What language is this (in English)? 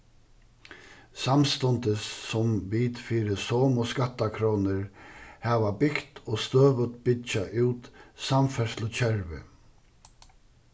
Faroese